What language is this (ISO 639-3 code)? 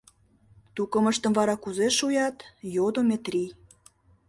chm